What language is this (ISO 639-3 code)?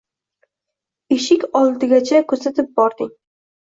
uzb